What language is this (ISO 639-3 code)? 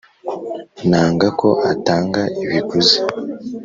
kin